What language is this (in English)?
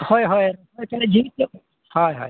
Santali